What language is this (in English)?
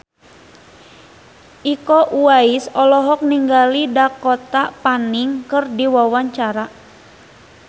Sundanese